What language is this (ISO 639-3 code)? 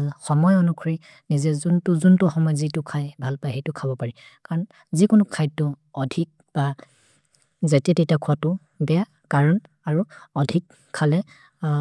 mrr